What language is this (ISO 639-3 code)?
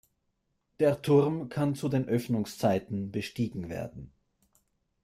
deu